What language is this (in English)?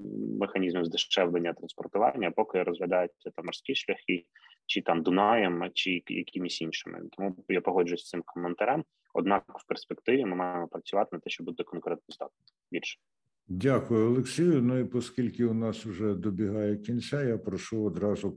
Ukrainian